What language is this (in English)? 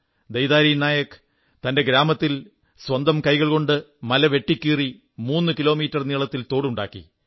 Malayalam